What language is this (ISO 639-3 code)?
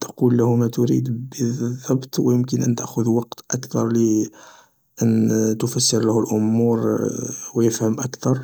arq